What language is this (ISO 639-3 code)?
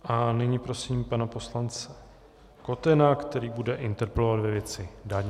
ces